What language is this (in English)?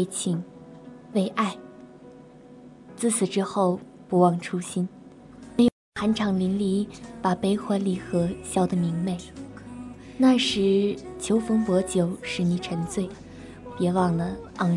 Chinese